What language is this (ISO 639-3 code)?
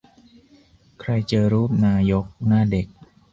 tha